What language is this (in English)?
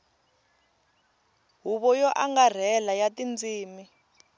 Tsonga